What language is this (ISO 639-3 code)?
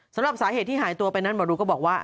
tha